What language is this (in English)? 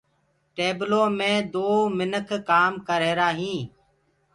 Gurgula